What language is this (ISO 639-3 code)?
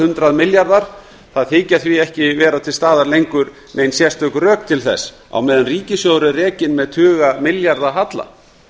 isl